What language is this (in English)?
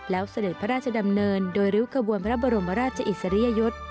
Thai